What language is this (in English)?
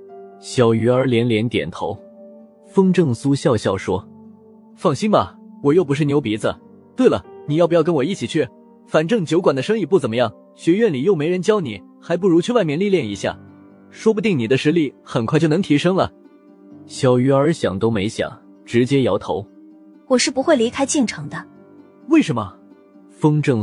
Chinese